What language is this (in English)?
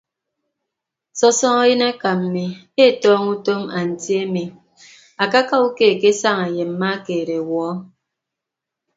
Ibibio